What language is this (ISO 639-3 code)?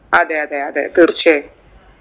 mal